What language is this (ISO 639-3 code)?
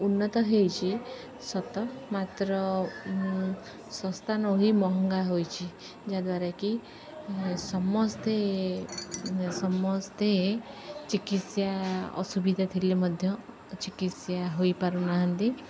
ori